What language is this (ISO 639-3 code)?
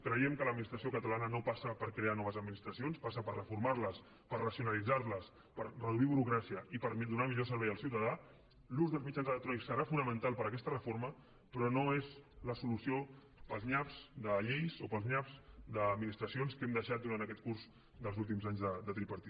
cat